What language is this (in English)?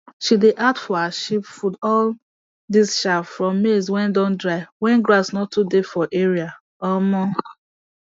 Nigerian Pidgin